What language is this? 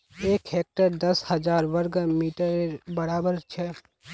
Magahi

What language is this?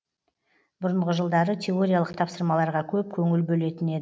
Kazakh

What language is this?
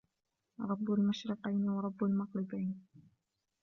Arabic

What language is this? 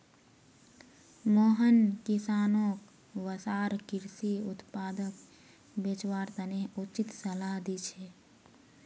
Magahi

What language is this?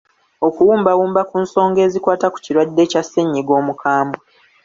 Ganda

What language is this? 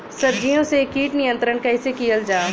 Bhojpuri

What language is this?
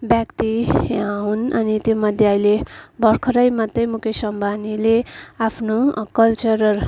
Nepali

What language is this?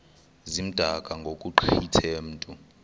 Xhosa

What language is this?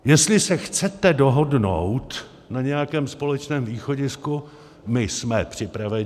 Czech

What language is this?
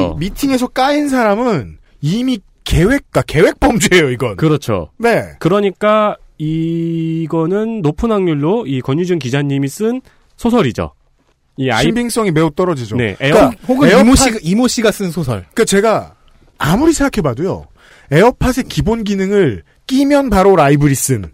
Korean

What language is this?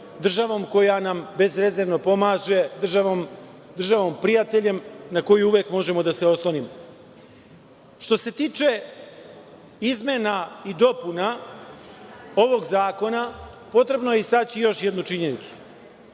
Serbian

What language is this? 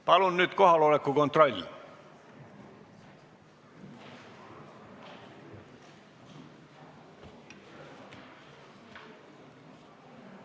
Estonian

